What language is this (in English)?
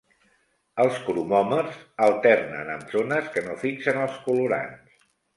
Catalan